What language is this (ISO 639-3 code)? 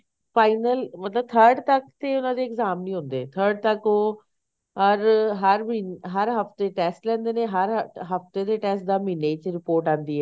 pan